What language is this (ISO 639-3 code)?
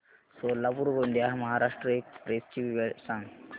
mar